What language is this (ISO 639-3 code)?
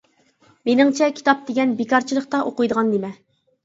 uig